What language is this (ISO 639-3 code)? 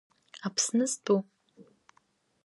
abk